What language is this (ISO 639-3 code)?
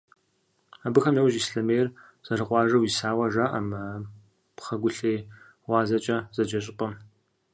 kbd